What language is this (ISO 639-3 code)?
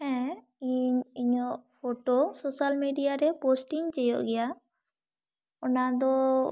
sat